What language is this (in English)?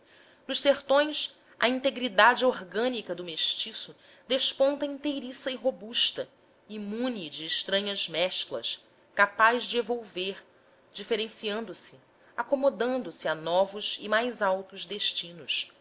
Portuguese